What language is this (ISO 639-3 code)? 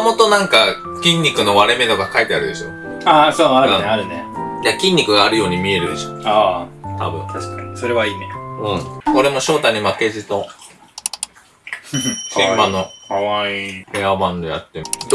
jpn